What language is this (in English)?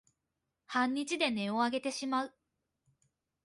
Japanese